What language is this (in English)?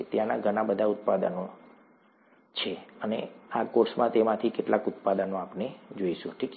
Gujarati